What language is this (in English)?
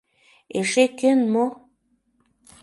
Mari